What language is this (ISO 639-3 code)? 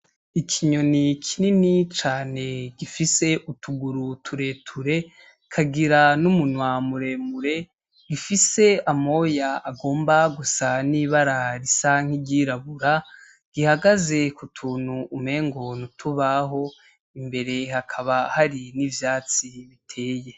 run